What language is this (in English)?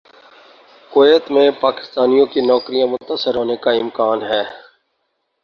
Urdu